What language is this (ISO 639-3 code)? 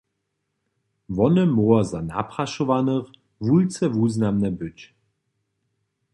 hsb